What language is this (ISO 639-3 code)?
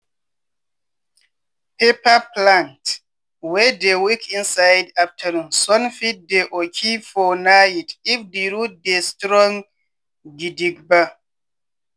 pcm